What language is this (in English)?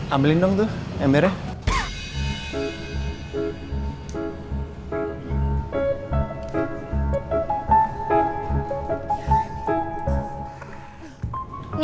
Indonesian